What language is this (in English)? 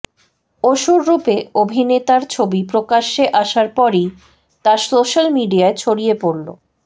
Bangla